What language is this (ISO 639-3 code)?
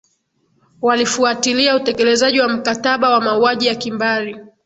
swa